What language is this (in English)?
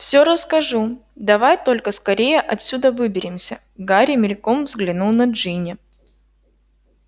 Russian